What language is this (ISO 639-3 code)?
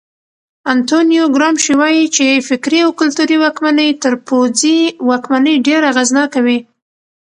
pus